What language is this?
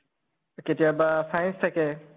Assamese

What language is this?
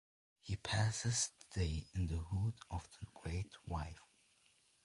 English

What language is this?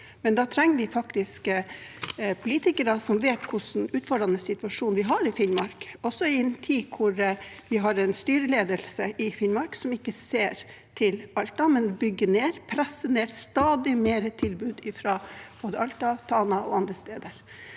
Norwegian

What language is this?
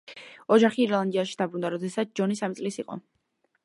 Georgian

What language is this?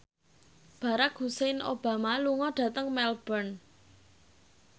Javanese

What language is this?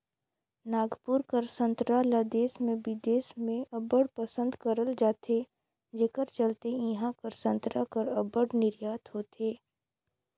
Chhattisgarhi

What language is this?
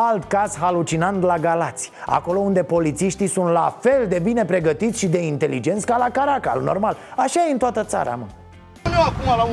Romanian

